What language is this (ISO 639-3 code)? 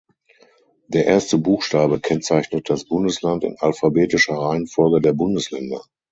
deu